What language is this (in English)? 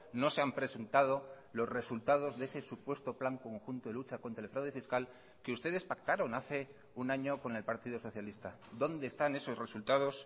Spanish